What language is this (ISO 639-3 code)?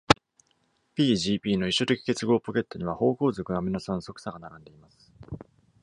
jpn